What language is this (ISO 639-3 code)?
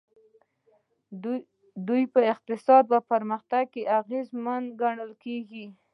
pus